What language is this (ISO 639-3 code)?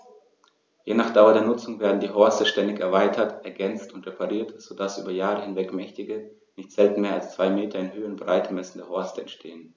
deu